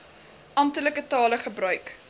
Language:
Afrikaans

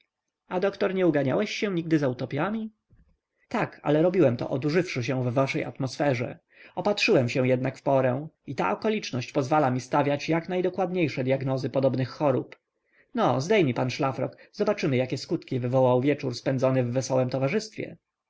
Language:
Polish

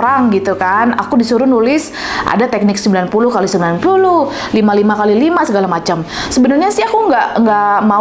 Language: Indonesian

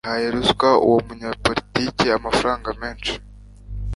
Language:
Kinyarwanda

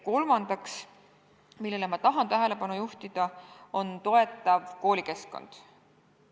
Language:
Estonian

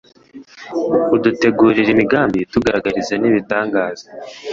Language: Kinyarwanda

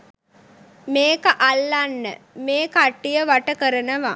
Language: Sinhala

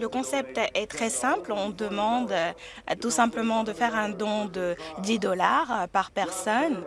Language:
French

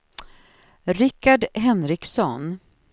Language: Swedish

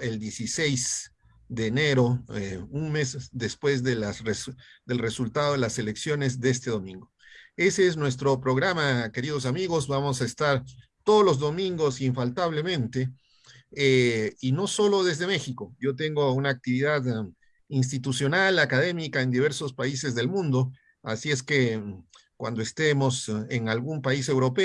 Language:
Spanish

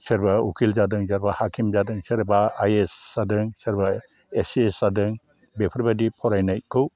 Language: Bodo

